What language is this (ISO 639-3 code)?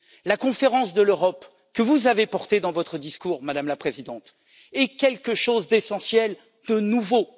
fra